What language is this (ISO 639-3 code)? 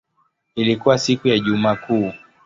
swa